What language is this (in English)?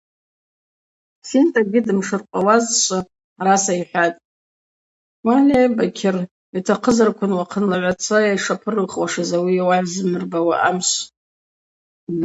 Abaza